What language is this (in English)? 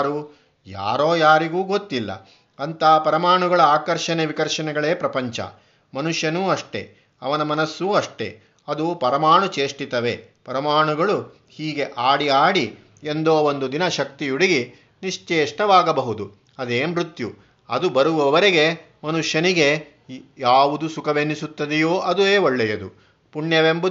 Kannada